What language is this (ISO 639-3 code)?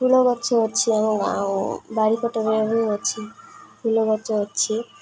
ori